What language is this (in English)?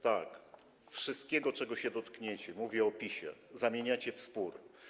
Polish